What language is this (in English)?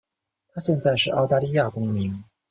Chinese